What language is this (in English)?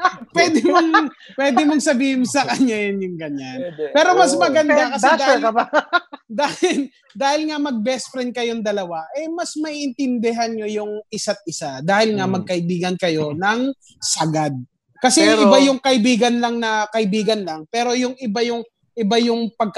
Filipino